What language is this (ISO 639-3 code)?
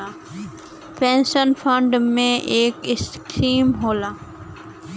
bho